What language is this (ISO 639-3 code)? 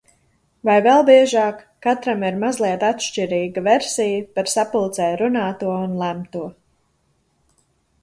lav